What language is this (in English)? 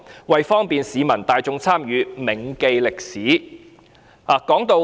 Cantonese